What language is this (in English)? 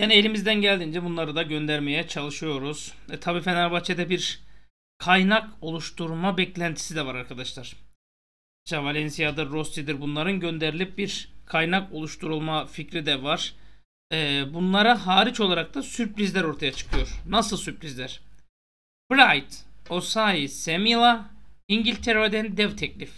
Turkish